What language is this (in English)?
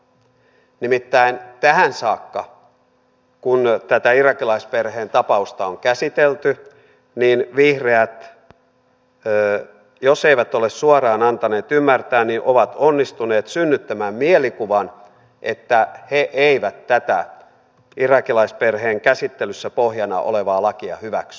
Finnish